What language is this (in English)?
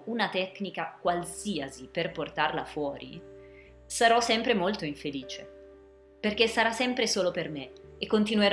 Italian